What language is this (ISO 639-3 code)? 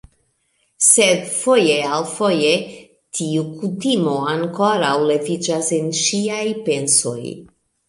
epo